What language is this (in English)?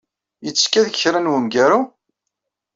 Kabyle